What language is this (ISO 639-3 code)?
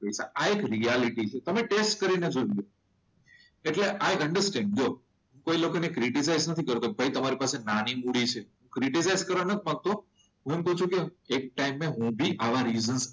guj